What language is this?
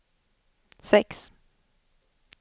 Swedish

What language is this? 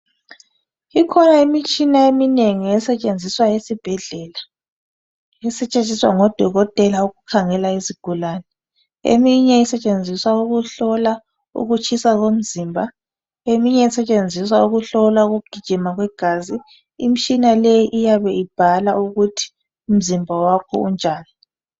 North Ndebele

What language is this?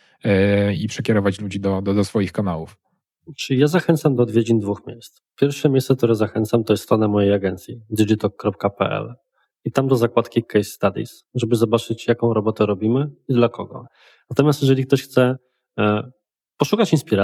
Polish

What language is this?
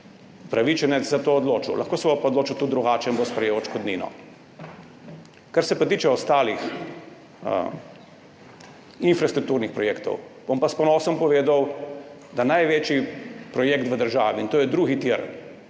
Slovenian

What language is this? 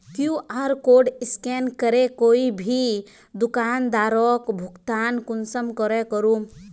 Magahi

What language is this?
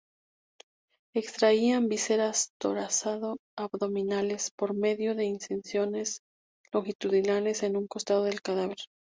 Spanish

